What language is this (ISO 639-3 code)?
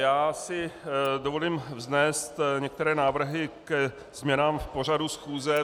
ces